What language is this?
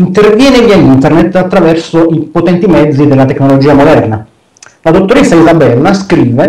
Italian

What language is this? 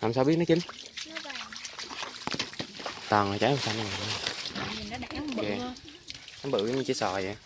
Vietnamese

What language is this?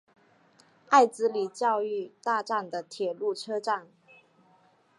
Chinese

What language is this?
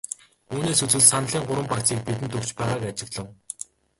Mongolian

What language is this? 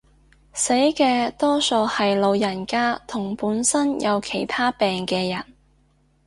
Cantonese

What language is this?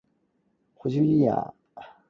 Cantonese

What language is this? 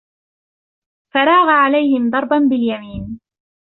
Arabic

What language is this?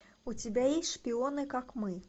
Russian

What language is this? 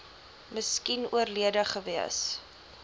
Afrikaans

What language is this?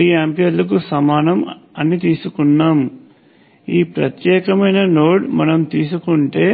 Telugu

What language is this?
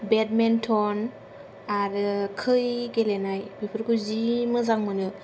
Bodo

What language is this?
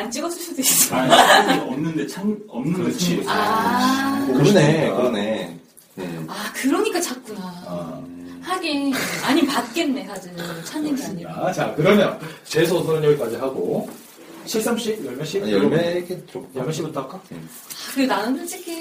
Korean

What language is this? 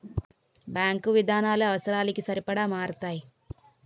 Telugu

